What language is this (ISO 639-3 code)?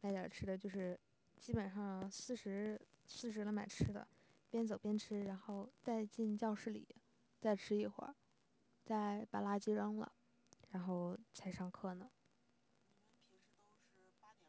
zho